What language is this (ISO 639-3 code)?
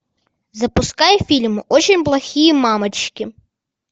rus